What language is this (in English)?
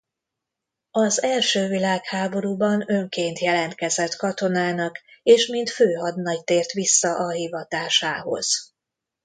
Hungarian